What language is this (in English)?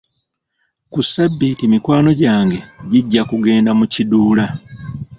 Ganda